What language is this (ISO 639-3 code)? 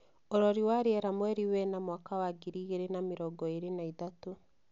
kik